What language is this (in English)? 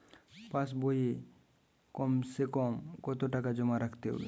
Bangla